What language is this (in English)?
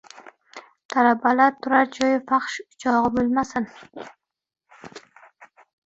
Uzbek